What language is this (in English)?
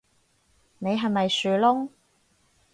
Cantonese